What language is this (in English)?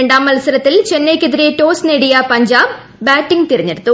Malayalam